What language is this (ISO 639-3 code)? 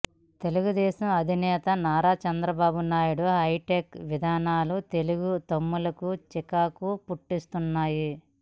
tel